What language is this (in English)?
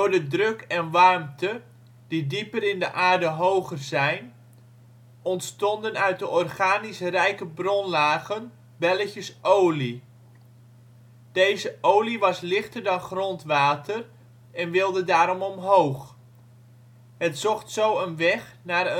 Dutch